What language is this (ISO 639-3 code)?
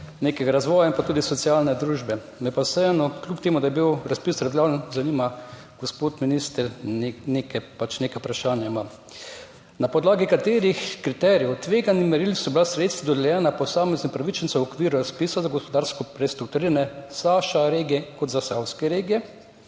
slv